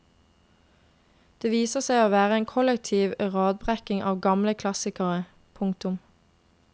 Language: Norwegian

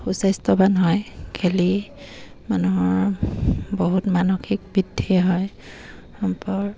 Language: Assamese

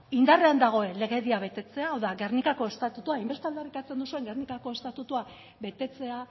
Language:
Basque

